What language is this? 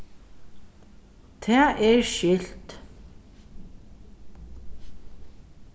Faroese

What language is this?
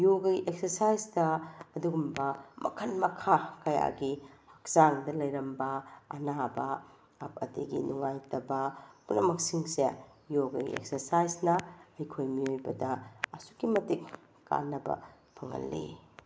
Manipuri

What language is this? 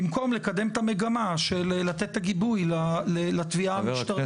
Hebrew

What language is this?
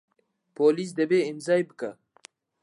Central Kurdish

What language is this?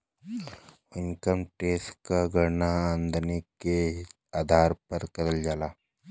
Bhojpuri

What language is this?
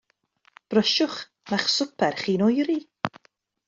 Welsh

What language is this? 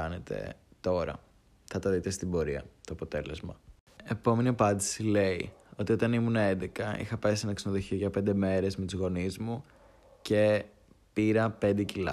Greek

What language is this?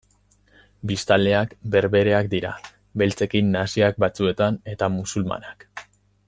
Basque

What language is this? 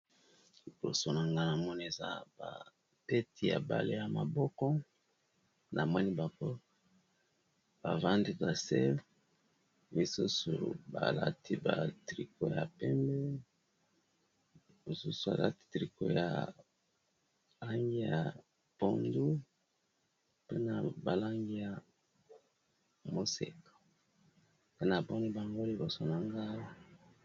Lingala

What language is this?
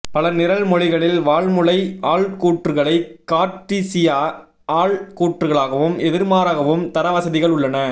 Tamil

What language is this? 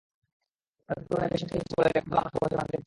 Bangla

